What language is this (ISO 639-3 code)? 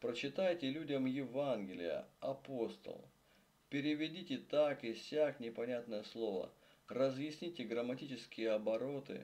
rus